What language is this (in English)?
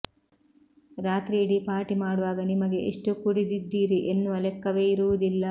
Kannada